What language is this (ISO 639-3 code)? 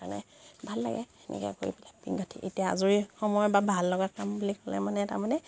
asm